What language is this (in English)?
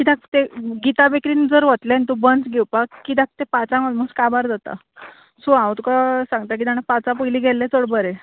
Konkani